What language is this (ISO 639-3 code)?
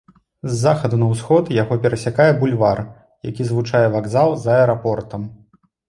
bel